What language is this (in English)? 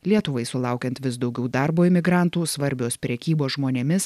Lithuanian